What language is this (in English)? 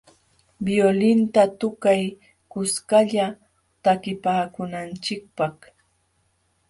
Jauja Wanca Quechua